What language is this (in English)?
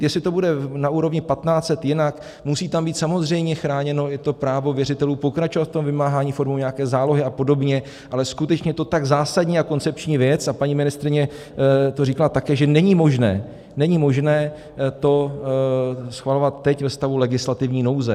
Czech